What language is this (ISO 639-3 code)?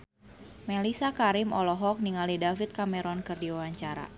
sun